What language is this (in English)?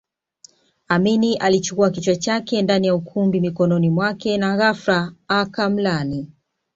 Swahili